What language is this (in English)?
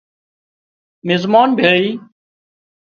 Wadiyara Koli